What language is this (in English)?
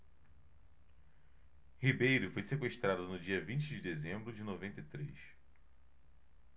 Portuguese